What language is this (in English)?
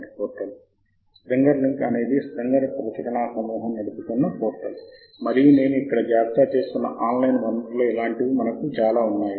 Telugu